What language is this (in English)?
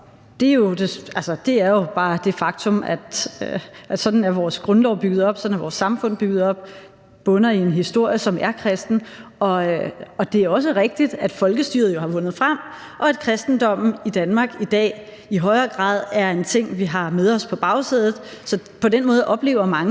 Danish